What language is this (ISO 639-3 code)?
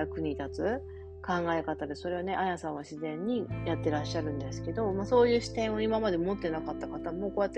jpn